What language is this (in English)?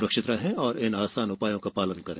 Hindi